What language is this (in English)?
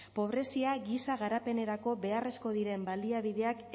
Basque